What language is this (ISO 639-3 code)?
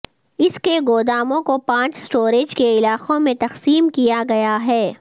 urd